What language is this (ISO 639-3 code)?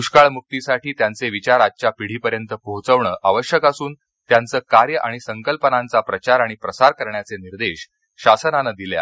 mar